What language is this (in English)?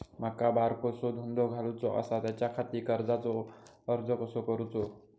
Marathi